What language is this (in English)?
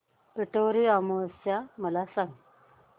Marathi